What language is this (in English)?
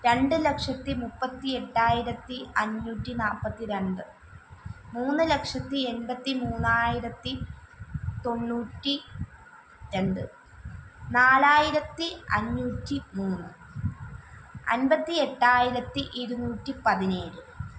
Malayalam